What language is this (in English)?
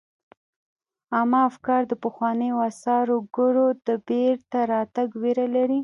Pashto